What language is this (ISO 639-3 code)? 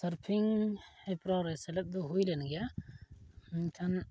sat